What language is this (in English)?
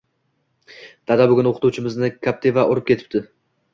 Uzbek